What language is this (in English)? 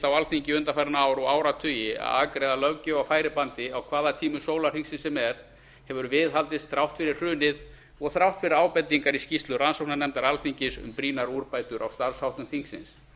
Icelandic